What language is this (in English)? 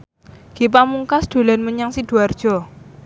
Javanese